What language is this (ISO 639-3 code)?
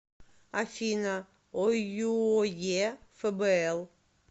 rus